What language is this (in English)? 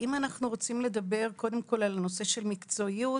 Hebrew